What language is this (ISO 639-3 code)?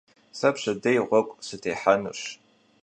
kbd